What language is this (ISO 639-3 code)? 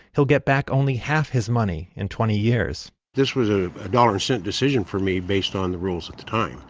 eng